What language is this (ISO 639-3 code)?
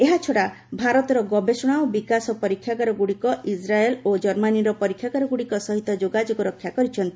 ori